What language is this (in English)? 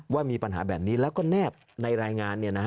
Thai